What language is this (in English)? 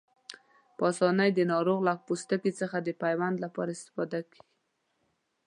Pashto